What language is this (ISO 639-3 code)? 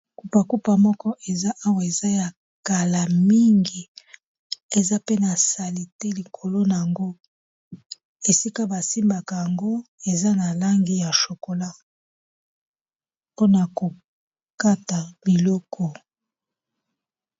lin